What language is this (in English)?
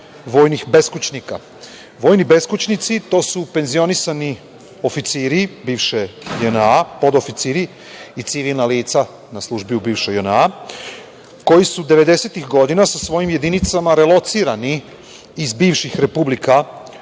Serbian